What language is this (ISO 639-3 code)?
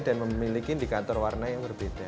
ind